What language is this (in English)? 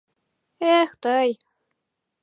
Mari